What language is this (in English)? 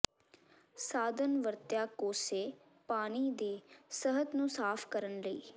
Punjabi